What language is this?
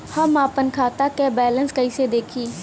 Bhojpuri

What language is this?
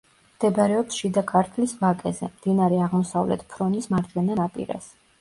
Georgian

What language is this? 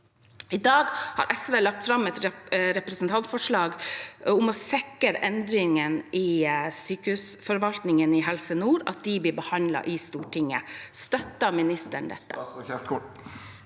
Norwegian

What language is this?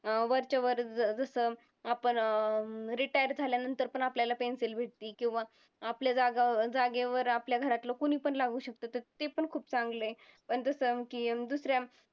Marathi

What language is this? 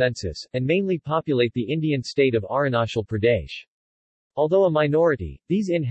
English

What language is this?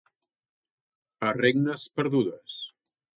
Catalan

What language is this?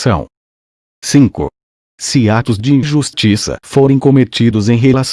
Portuguese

